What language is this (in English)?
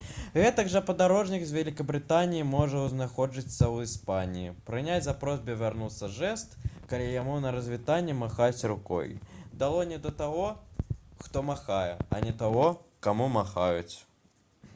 Belarusian